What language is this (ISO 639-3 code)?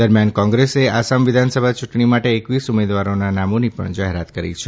guj